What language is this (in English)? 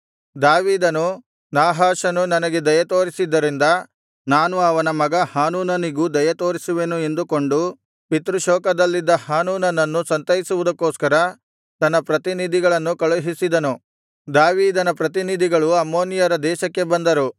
Kannada